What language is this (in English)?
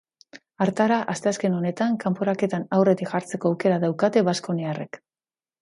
Basque